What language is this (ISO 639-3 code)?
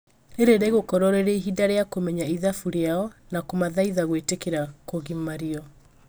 kik